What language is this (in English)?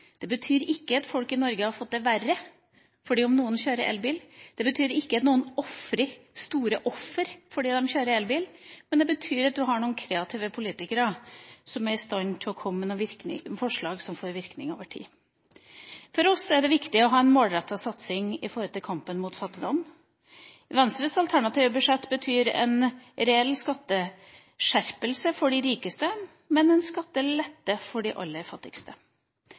Norwegian Bokmål